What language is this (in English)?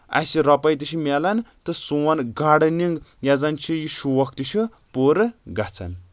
Kashmiri